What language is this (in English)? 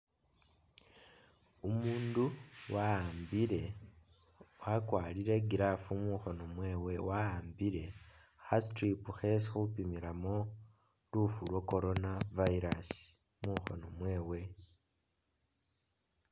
Masaaba